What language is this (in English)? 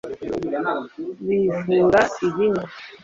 Kinyarwanda